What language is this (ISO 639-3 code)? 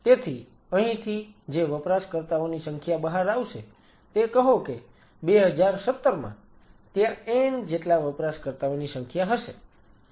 guj